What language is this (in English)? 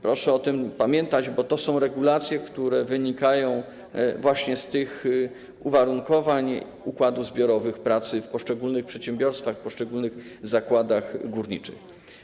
Polish